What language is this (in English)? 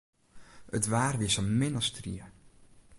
Western Frisian